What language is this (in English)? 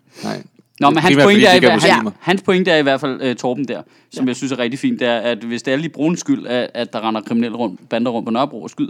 Danish